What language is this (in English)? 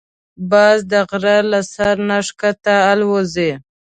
Pashto